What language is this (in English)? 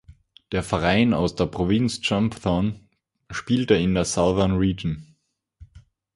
German